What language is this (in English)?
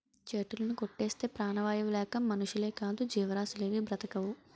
Telugu